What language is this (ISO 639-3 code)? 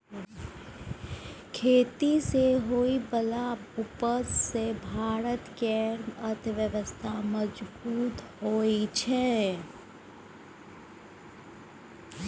mai